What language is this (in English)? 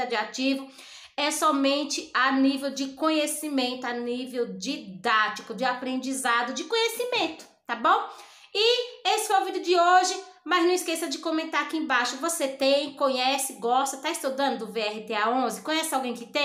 Portuguese